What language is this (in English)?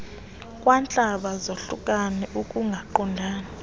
Xhosa